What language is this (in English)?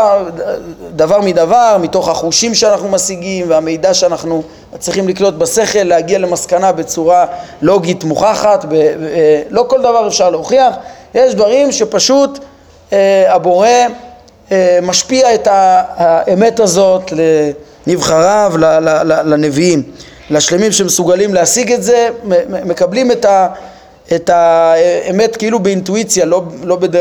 Hebrew